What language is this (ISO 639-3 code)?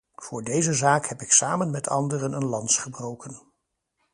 nld